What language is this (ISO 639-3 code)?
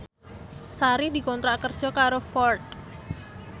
jav